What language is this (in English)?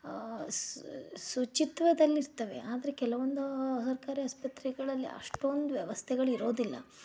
Kannada